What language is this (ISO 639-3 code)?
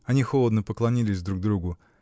rus